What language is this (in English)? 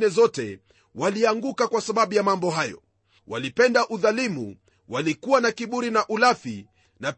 Swahili